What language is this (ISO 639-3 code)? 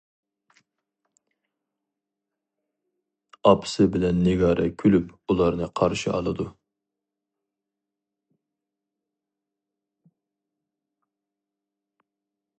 uig